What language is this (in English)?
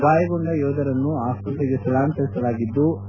Kannada